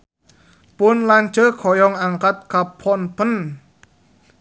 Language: Sundanese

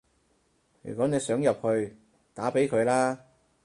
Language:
Cantonese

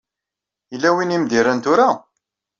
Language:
Kabyle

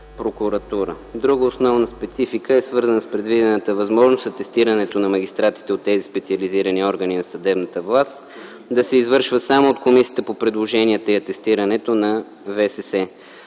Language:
Bulgarian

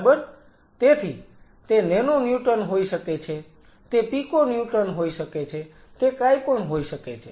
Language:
Gujarati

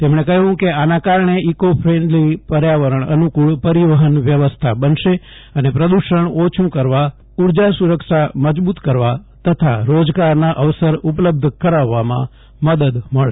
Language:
Gujarati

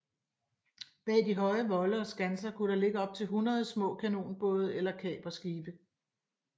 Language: Danish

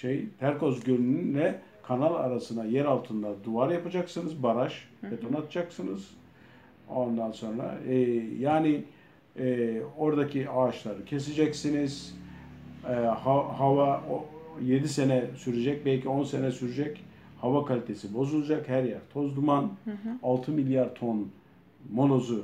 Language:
Turkish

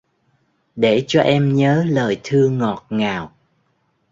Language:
Vietnamese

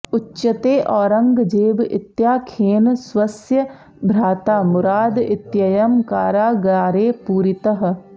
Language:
Sanskrit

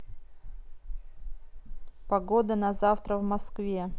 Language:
Russian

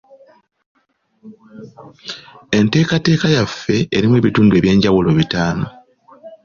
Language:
Ganda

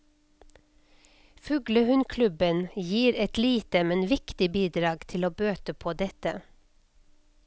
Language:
Norwegian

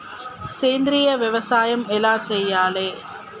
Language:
Telugu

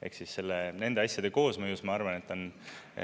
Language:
Estonian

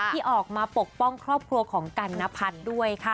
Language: Thai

